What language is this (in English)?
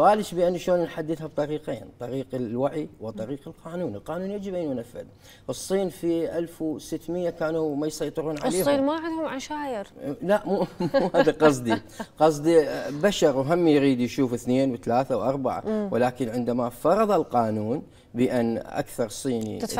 Arabic